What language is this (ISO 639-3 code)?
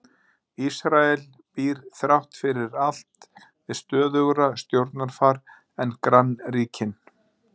isl